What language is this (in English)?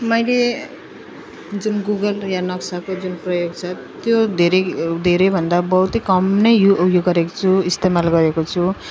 Nepali